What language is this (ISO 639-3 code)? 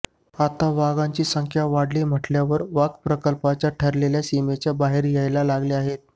mar